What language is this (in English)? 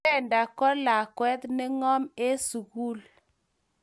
Kalenjin